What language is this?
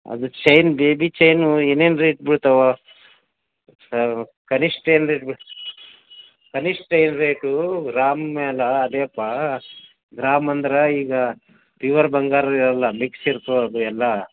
Kannada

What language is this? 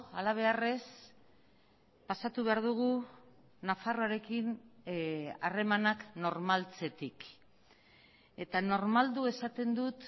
Basque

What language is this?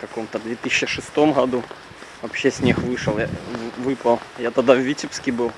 Russian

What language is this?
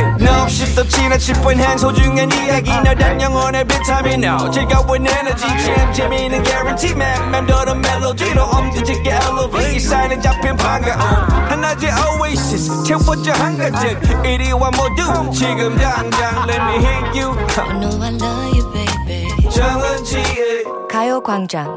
Korean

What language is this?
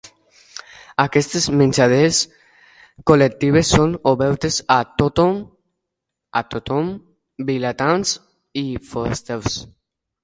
Catalan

